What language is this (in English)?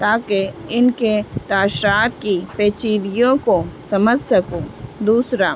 Urdu